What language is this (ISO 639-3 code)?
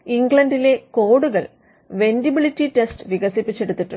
mal